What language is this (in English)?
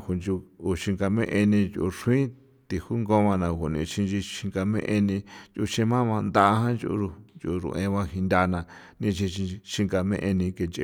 San Felipe Otlaltepec Popoloca